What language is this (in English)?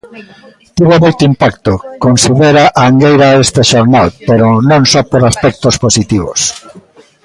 Galician